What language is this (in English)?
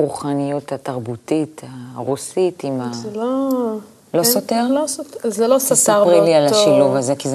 Hebrew